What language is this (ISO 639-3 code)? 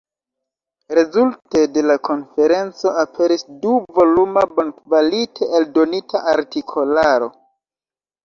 epo